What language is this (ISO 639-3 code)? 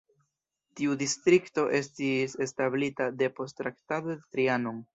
epo